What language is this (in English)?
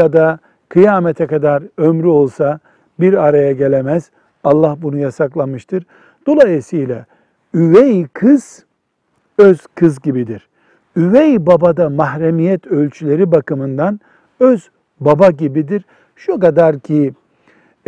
Turkish